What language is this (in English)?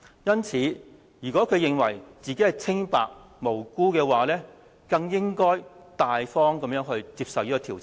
Cantonese